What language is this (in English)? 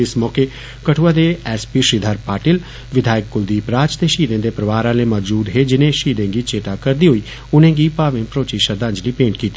Dogri